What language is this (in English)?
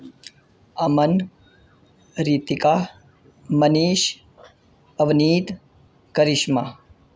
Urdu